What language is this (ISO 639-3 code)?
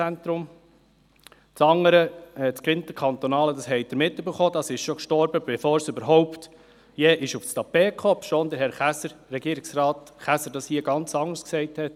gsw